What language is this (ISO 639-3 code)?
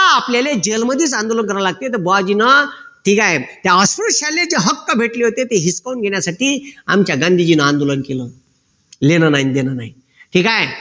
mar